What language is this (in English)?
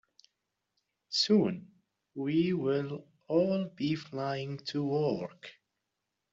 English